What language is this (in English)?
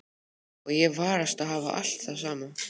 Icelandic